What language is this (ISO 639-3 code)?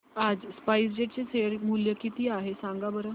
mar